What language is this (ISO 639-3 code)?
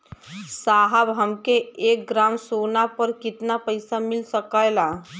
bho